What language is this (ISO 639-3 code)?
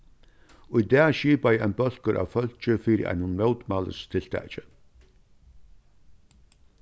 fao